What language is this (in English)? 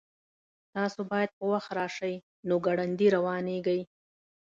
Pashto